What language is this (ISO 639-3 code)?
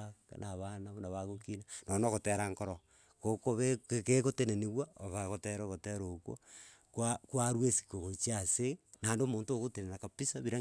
guz